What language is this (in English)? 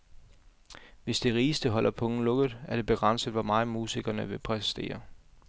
Danish